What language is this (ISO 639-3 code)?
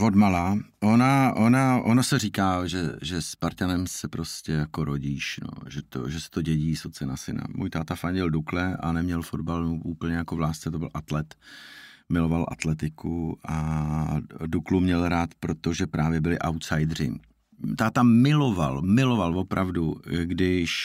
ces